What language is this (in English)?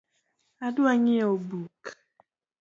Luo (Kenya and Tanzania)